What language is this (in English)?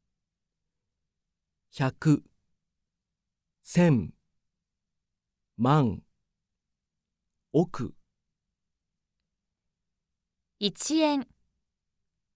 Japanese